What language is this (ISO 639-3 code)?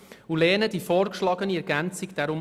gsw